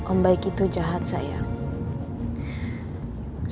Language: Indonesian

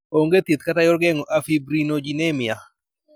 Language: Luo (Kenya and Tanzania)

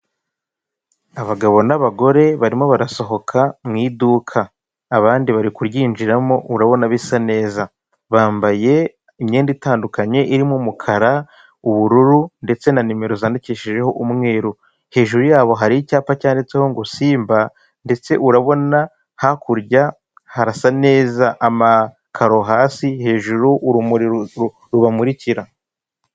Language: Kinyarwanda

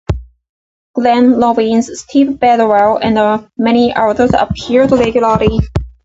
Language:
English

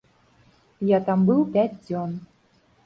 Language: Belarusian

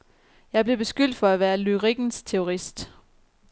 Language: Danish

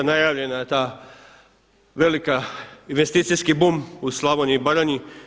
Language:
Croatian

